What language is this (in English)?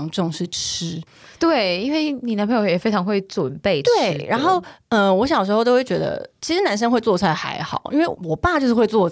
Chinese